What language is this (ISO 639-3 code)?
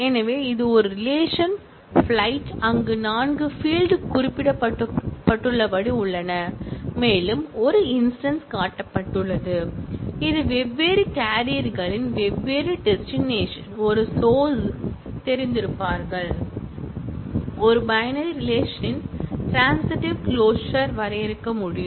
tam